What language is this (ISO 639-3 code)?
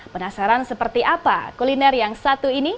ind